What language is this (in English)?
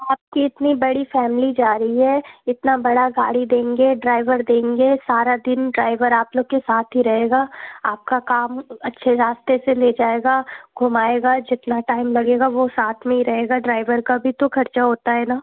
Hindi